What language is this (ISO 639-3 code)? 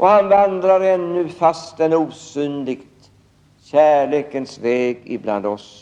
swe